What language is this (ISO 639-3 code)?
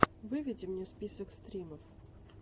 rus